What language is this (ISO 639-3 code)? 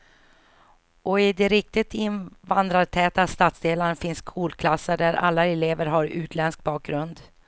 swe